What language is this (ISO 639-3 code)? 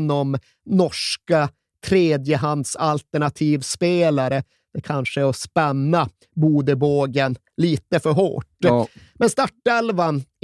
swe